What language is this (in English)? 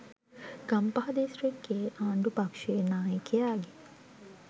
Sinhala